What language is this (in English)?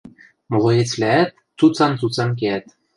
Western Mari